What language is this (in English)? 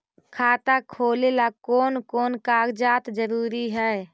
Magahi